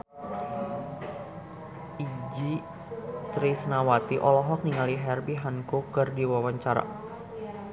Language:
Sundanese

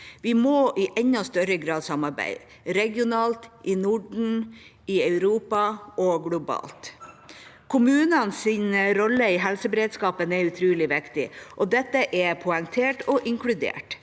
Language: Norwegian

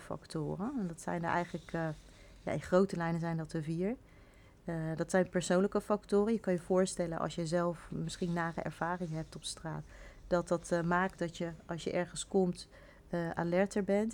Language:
Dutch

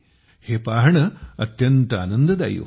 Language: Marathi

